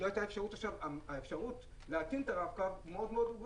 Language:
Hebrew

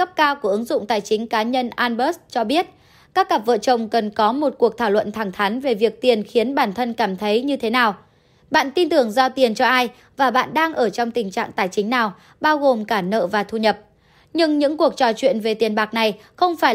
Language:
Vietnamese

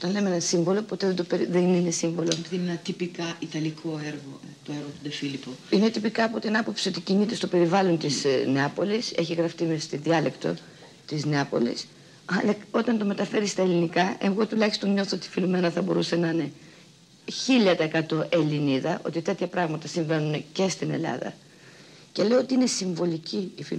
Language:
Greek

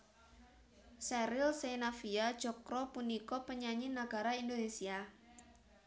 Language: Javanese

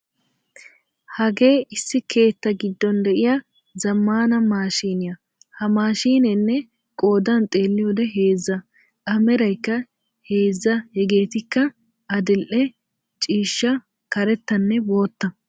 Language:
Wolaytta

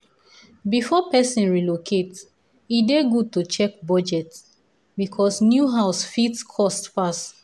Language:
Nigerian Pidgin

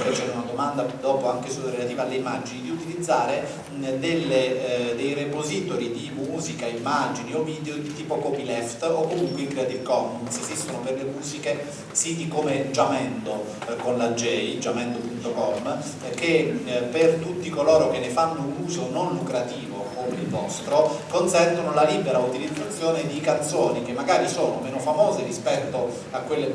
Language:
Italian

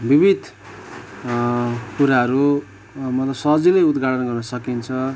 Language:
Nepali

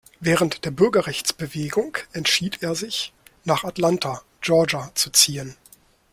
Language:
German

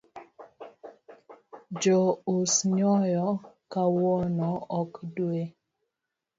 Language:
Luo (Kenya and Tanzania)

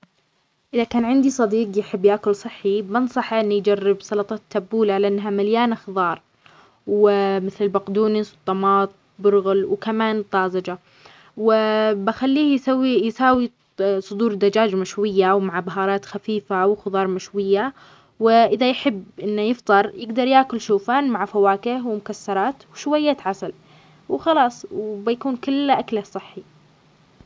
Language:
Omani Arabic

